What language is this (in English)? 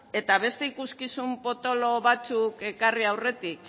Basque